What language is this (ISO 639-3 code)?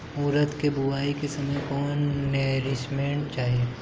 bho